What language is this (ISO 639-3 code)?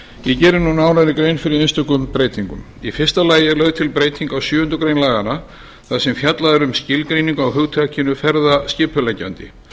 isl